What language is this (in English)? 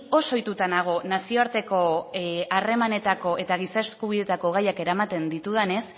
Basque